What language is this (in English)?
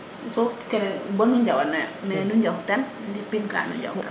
Serer